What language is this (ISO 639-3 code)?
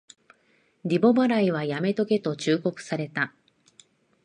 jpn